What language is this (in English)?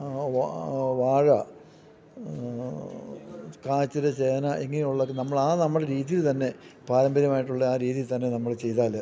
Malayalam